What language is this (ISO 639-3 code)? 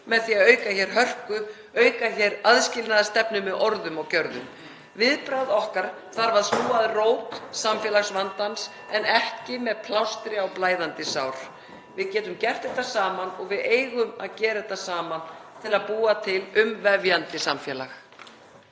isl